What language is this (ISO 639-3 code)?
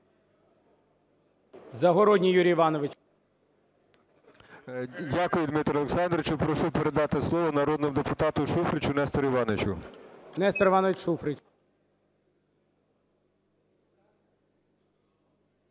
ukr